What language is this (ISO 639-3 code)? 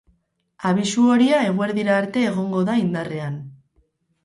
eus